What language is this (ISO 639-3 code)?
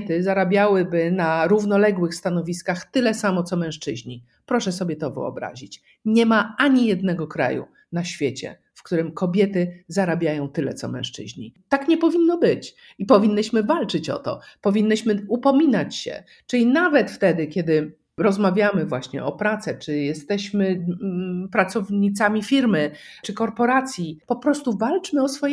pol